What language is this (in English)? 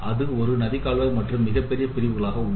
Tamil